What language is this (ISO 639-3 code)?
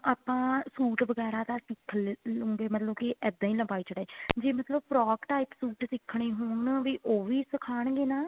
pan